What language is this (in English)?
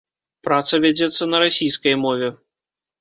Belarusian